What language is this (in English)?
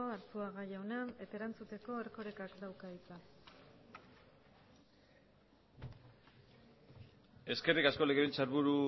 Basque